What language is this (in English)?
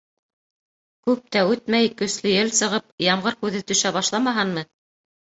Bashkir